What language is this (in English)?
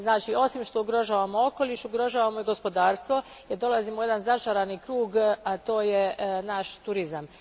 Croatian